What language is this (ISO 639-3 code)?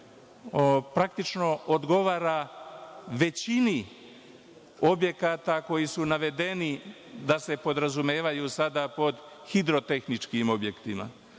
srp